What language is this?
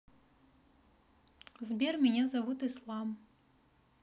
Russian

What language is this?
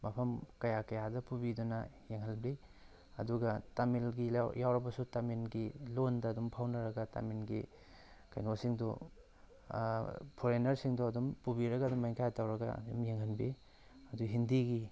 Manipuri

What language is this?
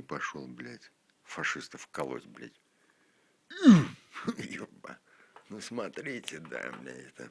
Russian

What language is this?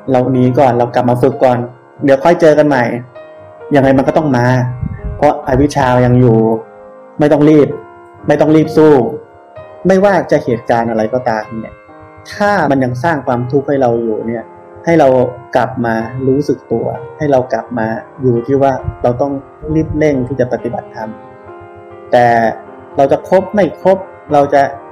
Thai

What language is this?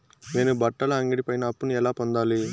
Telugu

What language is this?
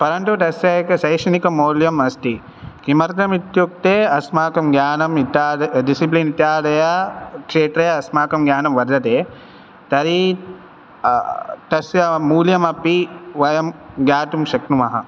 Sanskrit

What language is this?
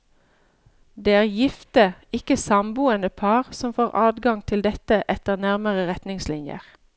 Norwegian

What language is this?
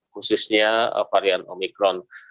Indonesian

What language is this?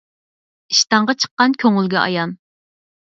Uyghur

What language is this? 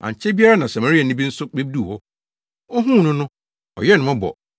Akan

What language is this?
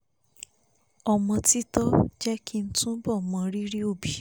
Yoruba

